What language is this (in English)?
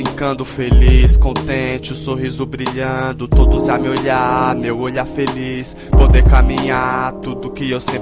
Portuguese